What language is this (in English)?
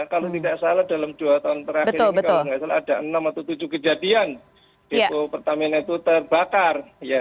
Indonesian